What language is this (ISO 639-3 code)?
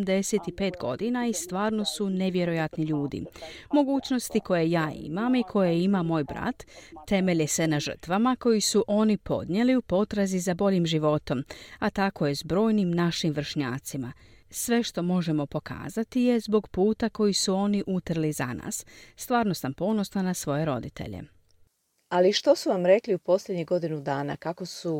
hrv